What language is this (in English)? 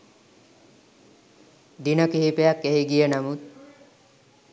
Sinhala